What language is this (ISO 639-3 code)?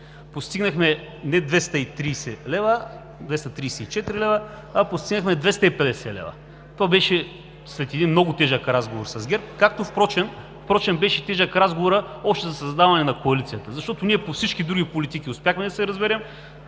bul